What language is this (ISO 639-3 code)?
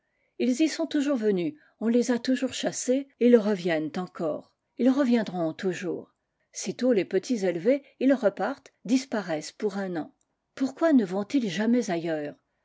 fra